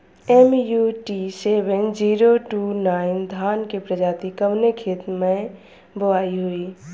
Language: Bhojpuri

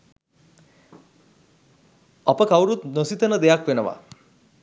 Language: Sinhala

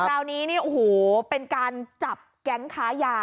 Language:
Thai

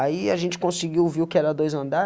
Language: Portuguese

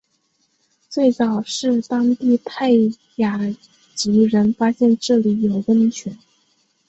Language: Chinese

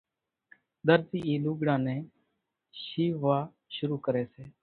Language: Kachi Koli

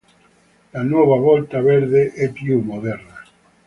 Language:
Italian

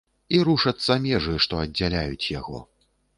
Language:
Belarusian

